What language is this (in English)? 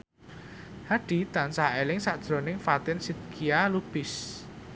Javanese